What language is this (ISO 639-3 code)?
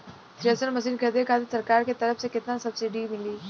bho